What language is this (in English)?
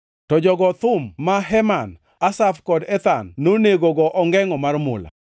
Luo (Kenya and Tanzania)